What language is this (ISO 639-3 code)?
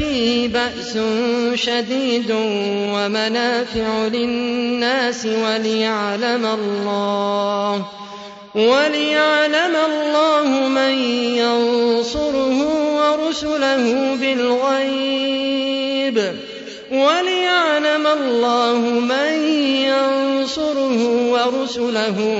ara